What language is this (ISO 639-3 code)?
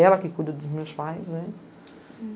por